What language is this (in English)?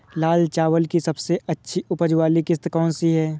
Hindi